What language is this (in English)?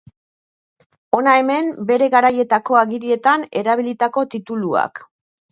Basque